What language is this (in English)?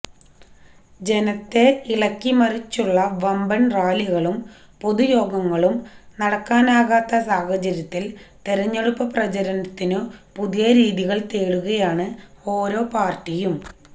Malayalam